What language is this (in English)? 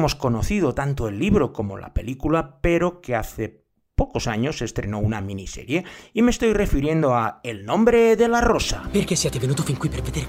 Spanish